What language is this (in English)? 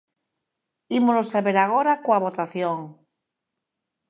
Galician